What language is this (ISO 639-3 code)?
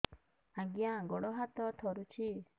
ori